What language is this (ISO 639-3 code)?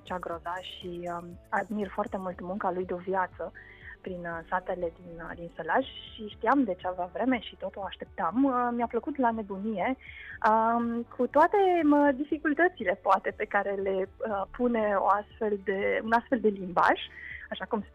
ron